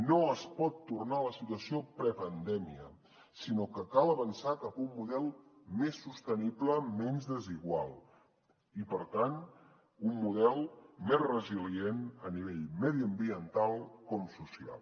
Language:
Catalan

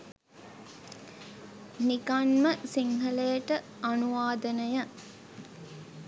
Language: Sinhala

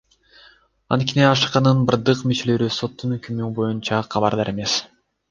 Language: Kyrgyz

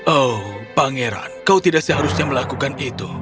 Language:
Indonesian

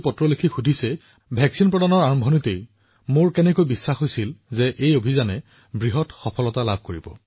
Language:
Assamese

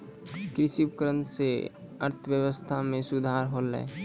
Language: Maithili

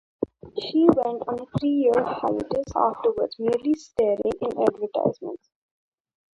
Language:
English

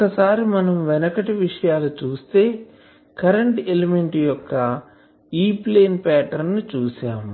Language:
Telugu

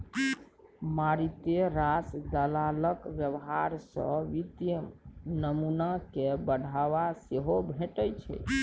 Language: Maithili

